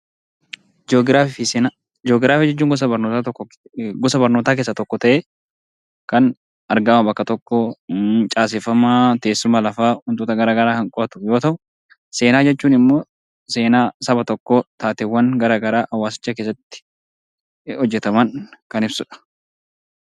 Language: Oromo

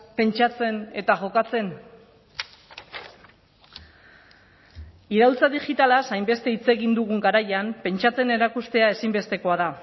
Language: Basque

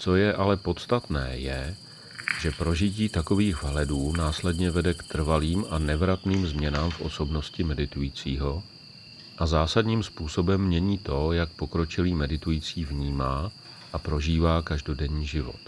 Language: Czech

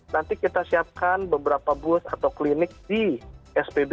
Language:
Indonesian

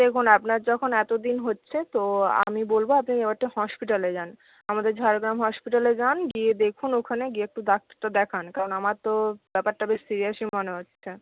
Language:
Bangla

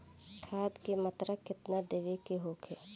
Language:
Bhojpuri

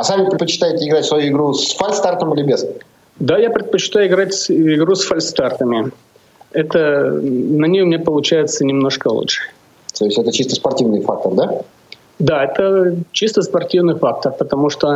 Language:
Russian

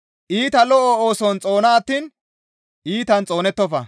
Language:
Gamo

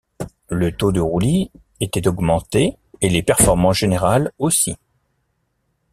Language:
French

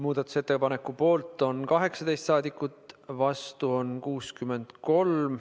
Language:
Estonian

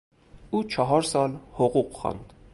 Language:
Persian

